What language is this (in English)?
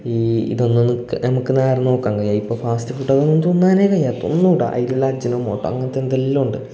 Malayalam